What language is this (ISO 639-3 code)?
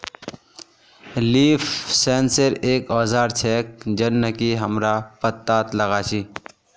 mag